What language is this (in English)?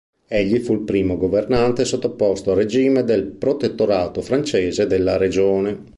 Italian